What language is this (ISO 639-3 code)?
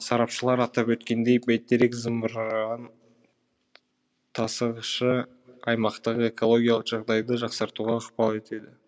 kaz